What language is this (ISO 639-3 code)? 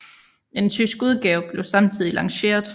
dan